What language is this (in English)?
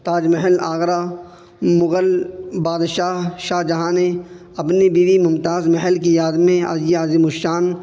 Urdu